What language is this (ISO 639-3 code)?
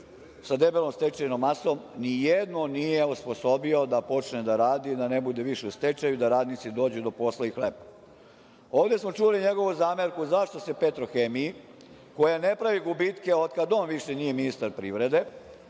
srp